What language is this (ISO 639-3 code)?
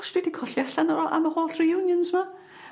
cym